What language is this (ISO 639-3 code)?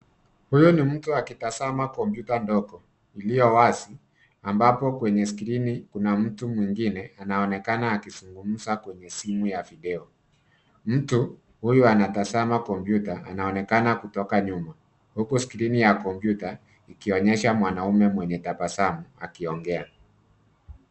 swa